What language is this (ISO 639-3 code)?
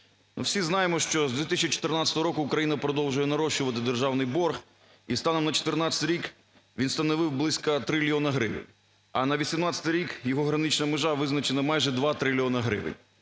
ukr